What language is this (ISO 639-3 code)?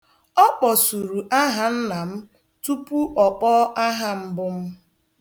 ibo